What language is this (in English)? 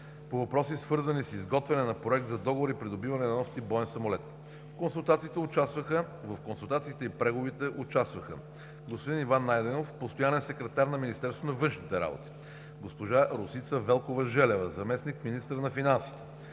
Bulgarian